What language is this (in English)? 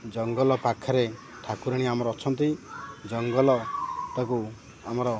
Odia